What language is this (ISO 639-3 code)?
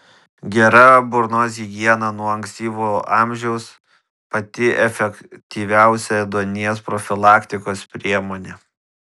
lit